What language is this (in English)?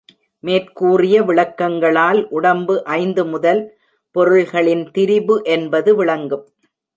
Tamil